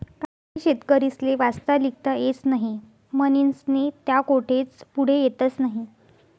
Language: Marathi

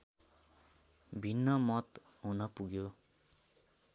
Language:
Nepali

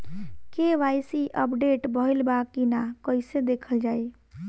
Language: Bhojpuri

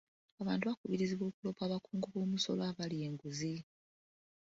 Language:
Ganda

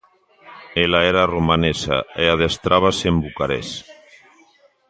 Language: Galician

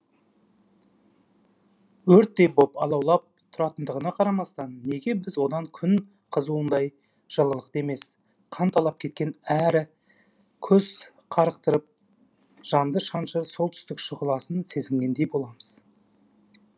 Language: Kazakh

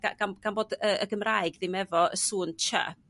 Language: Welsh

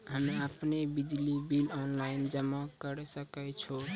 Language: Maithili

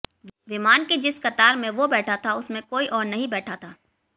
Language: Hindi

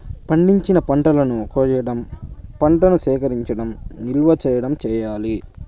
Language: Telugu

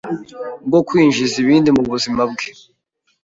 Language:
Kinyarwanda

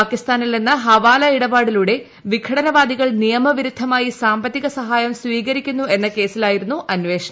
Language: Malayalam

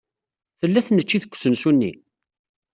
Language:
Kabyle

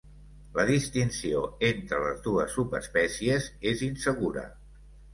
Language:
Catalan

